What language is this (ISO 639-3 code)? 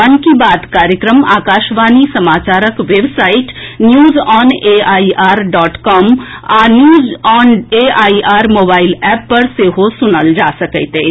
mai